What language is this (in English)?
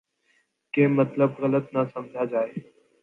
Urdu